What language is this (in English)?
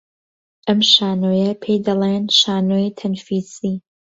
Central Kurdish